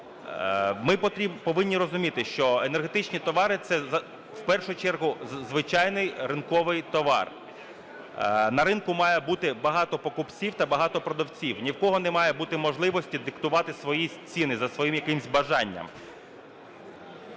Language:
Ukrainian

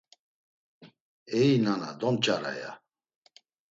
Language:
Laz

